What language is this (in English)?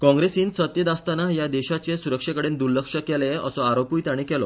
Konkani